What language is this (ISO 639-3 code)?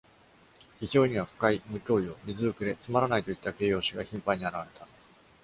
jpn